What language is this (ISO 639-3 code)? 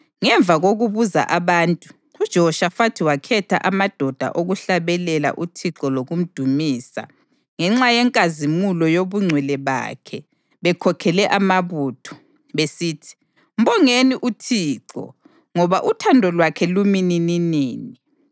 nde